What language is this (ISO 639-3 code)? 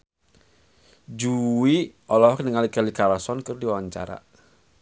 sun